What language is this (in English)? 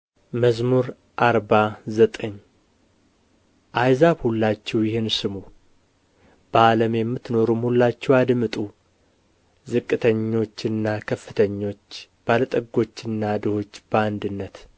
Amharic